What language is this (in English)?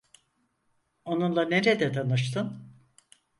Turkish